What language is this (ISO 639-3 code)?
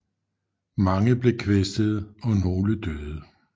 dan